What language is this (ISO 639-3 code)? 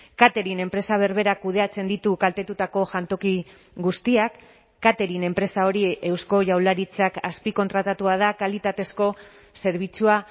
eus